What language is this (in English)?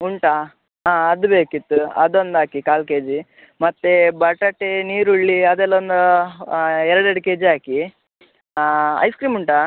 Kannada